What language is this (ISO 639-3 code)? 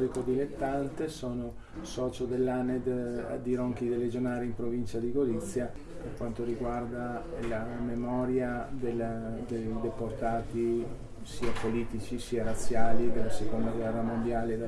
ita